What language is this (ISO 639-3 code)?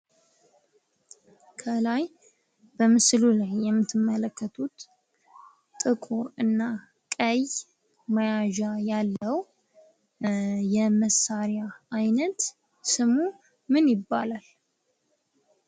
amh